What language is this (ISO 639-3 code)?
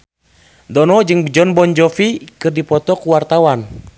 sun